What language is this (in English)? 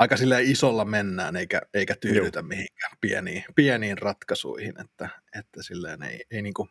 Finnish